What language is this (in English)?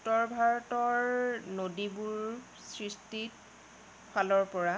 Assamese